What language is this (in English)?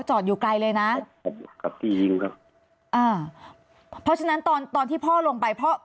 Thai